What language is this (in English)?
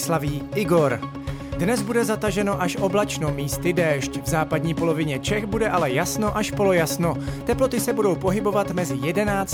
Czech